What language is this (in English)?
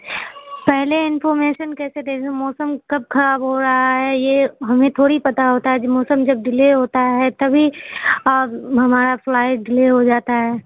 Urdu